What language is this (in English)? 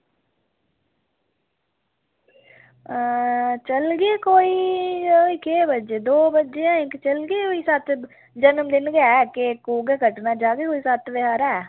Dogri